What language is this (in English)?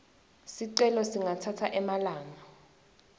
Swati